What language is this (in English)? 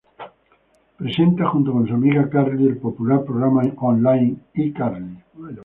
Spanish